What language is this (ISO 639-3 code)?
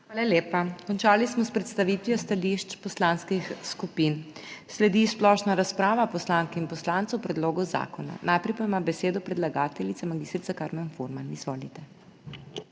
slv